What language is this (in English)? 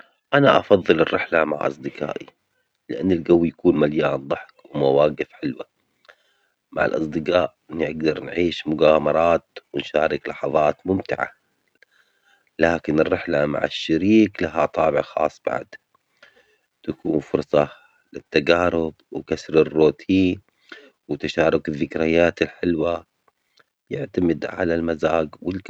Omani Arabic